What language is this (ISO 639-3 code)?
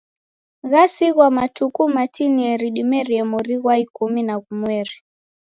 dav